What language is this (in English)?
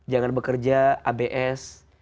Indonesian